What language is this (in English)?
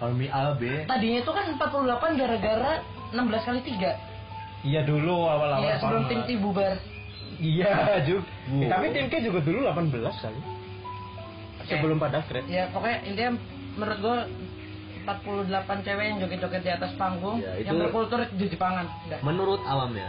Indonesian